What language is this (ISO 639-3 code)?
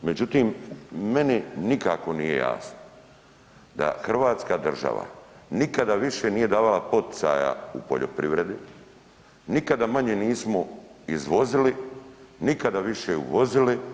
hrv